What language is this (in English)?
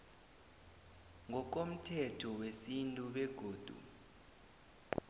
South Ndebele